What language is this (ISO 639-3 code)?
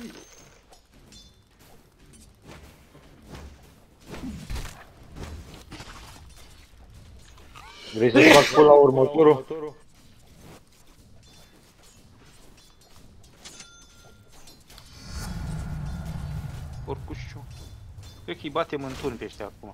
ron